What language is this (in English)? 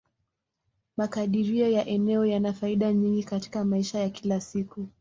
Swahili